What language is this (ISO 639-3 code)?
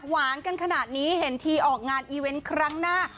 tha